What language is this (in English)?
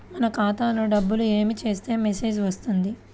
Telugu